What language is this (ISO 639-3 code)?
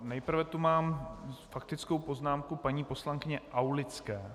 ces